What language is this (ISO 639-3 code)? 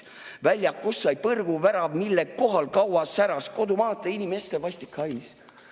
est